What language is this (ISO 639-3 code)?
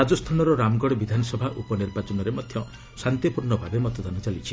ori